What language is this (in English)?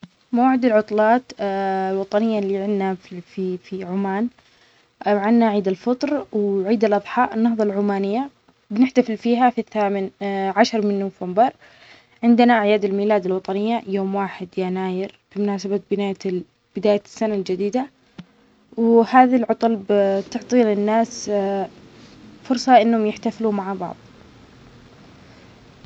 Omani Arabic